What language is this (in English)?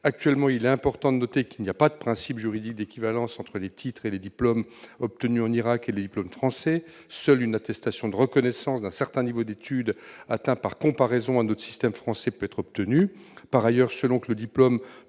French